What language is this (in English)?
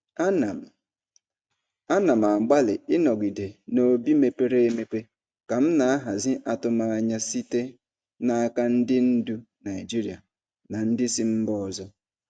Igbo